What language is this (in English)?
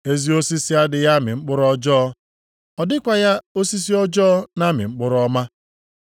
Igbo